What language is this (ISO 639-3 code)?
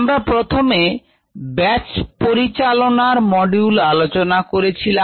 ben